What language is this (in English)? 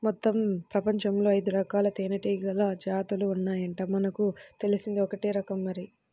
Telugu